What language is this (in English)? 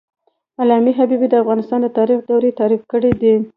Pashto